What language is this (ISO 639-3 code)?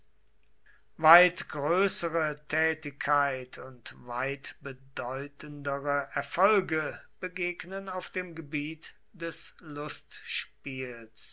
deu